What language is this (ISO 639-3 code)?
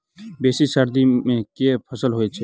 mai